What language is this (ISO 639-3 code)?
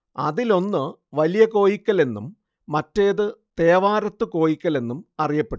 mal